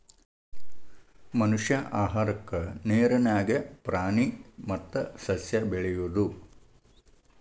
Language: Kannada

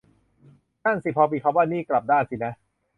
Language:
Thai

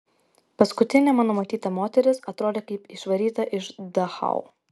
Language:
Lithuanian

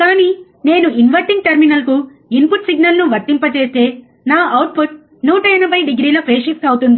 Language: Telugu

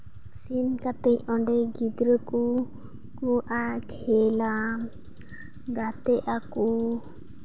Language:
Santali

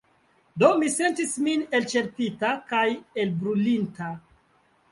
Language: Esperanto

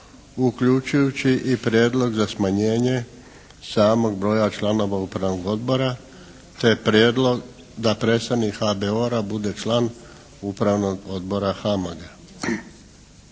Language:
Croatian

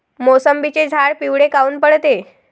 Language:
Marathi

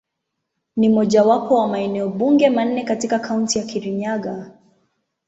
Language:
Swahili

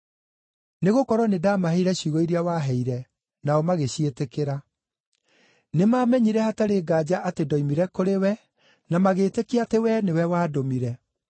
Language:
Kikuyu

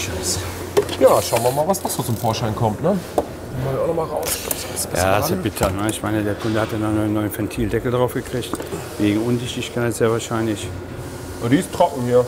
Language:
German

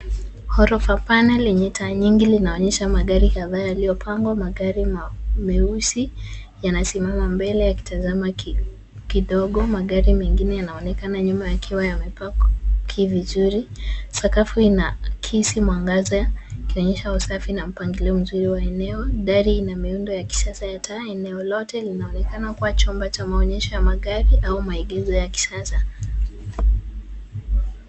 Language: Swahili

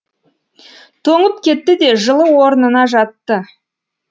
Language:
Kazakh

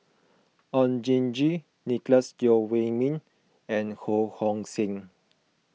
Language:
English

